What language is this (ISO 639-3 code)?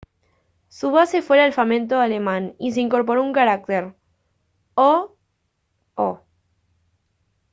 spa